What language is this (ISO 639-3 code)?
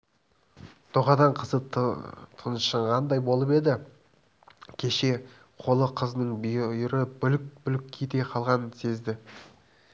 kaz